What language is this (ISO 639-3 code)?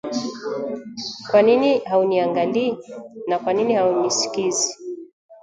swa